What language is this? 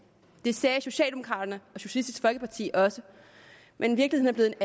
Danish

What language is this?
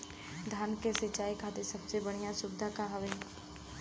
Bhojpuri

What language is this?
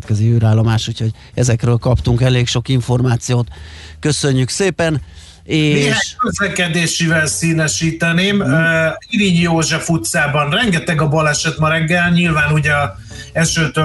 Hungarian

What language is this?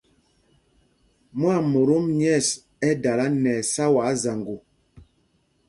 Mpumpong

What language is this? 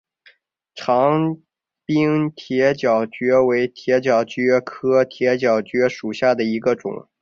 Chinese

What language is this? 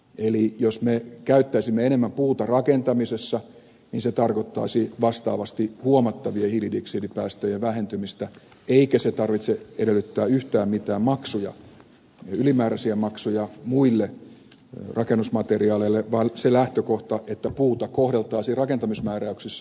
Finnish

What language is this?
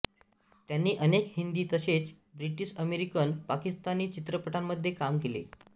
Marathi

